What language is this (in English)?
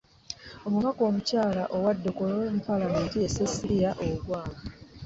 Ganda